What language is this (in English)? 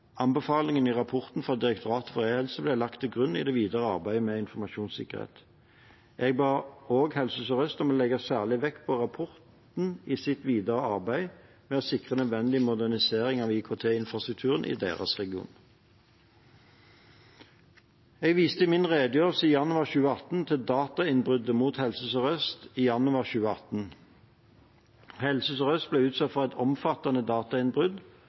Norwegian Bokmål